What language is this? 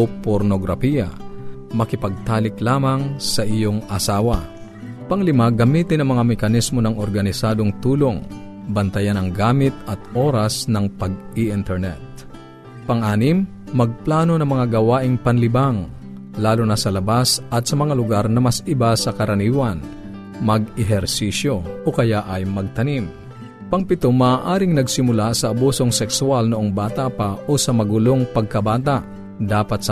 Filipino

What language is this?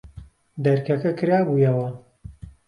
Central Kurdish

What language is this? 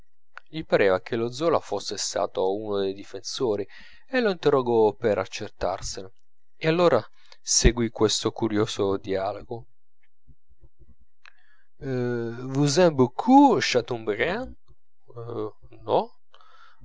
Italian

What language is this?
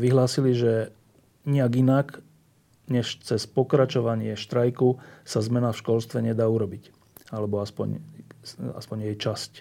Slovak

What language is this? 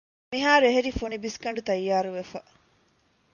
Divehi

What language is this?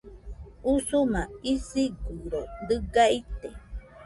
Nüpode Huitoto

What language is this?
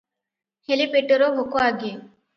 Odia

